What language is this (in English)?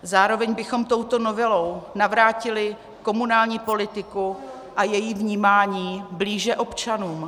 Czech